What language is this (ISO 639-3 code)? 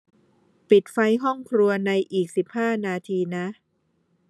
tha